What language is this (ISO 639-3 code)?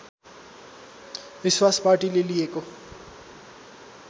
nep